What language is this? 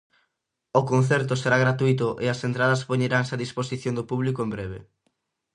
Galician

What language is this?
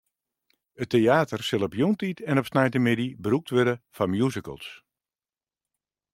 Western Frisian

